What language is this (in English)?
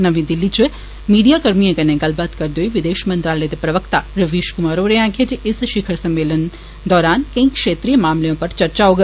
Dogri